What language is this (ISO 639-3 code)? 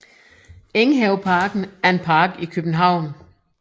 dan